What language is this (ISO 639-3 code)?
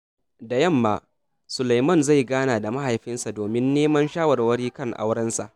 hau